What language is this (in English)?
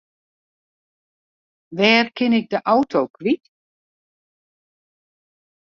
Western Frisian